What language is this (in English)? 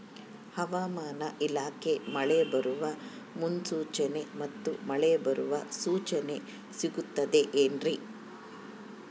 Kannada